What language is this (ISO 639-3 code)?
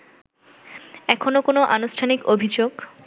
ben